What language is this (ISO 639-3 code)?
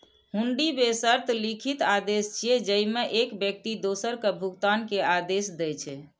mai